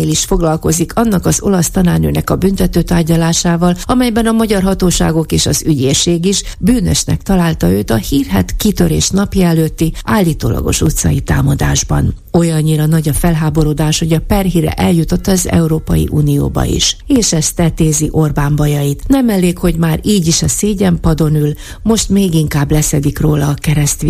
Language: Hungarian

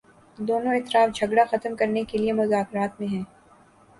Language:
Urdu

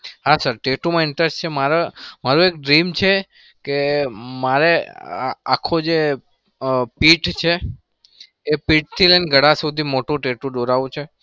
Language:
Gujarati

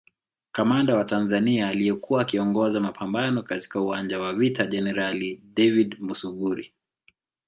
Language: Swahili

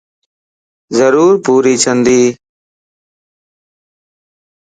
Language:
Lasi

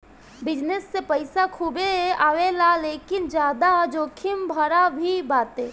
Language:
Bhojpuri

